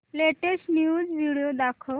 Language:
Marathi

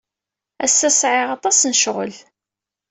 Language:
Kabyle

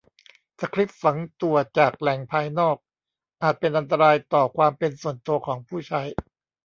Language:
Thai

